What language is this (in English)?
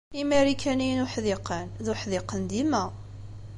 Kabyle